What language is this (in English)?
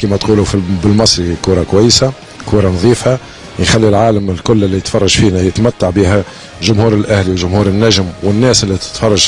Arabic